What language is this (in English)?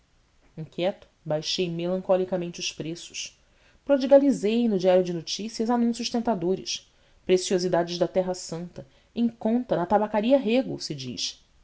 Portuguese